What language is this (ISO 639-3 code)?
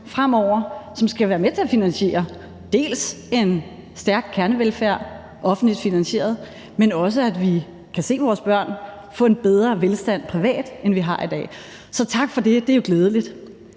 dan